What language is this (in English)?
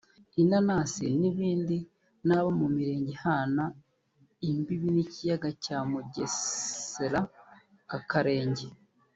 Kinyarwanda